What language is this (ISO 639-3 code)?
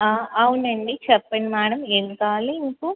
tel